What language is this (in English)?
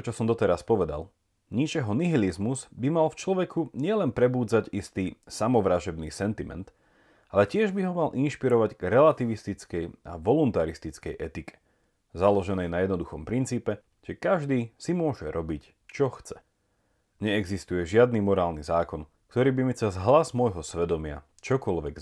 Slovak